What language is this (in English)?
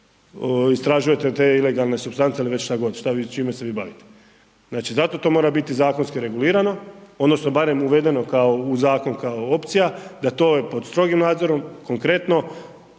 Croatian